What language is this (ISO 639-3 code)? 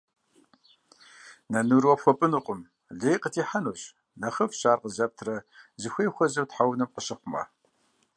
kbd